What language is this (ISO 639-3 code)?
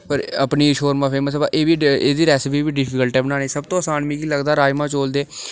doi